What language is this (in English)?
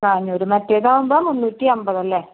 Malayalam